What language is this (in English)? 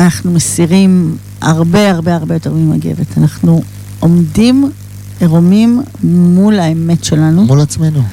Hebrew